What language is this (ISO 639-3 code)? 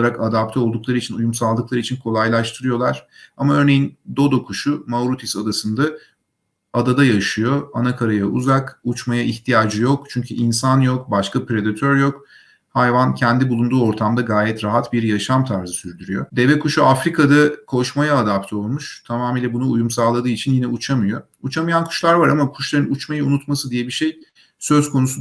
tur